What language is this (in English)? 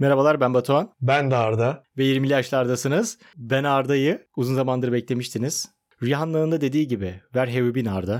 Turkish